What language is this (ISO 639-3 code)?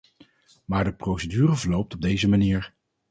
nld